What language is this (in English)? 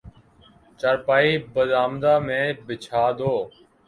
Urdu